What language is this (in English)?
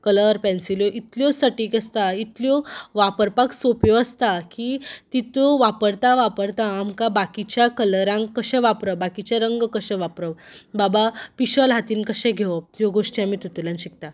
Konkani